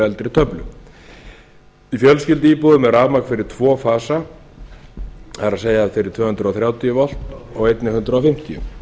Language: Icelandic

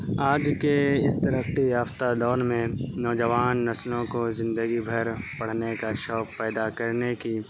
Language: Urdu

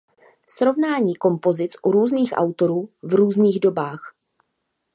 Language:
Czech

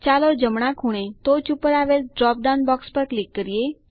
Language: Gujarati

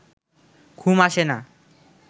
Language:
Bangla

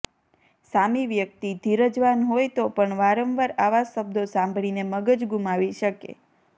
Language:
Gujarati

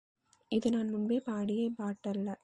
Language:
Tamil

